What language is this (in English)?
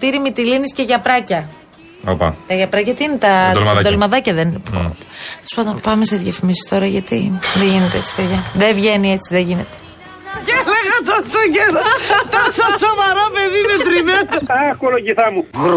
Greek